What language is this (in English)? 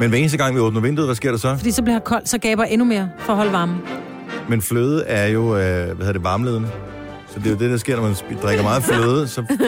Danish